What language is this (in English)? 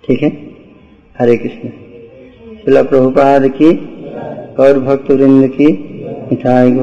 Hindi